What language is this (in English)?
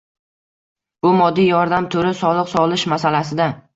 Uzbek